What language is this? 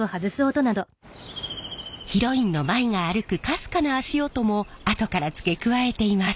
Japanese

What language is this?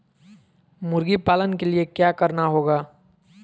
Magahi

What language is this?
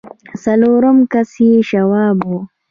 Pashto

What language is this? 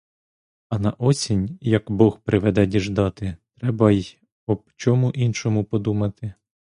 Ukrainian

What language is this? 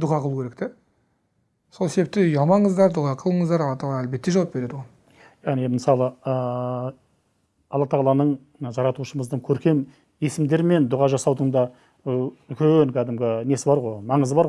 Turkish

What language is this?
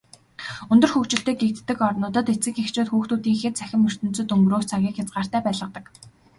Mongolian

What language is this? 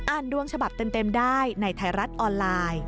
Thai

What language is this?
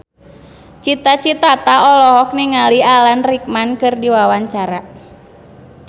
Sundanese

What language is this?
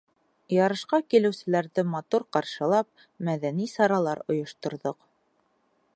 Bashkir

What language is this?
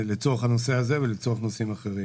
Hebrew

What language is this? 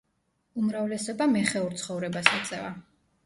Georgian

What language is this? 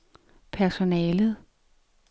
Danish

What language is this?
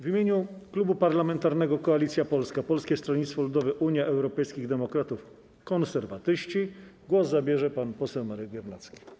Polish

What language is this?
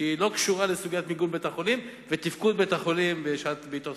Hebrew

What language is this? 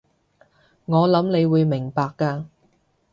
Cantonese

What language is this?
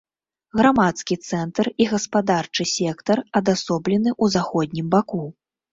Belarusian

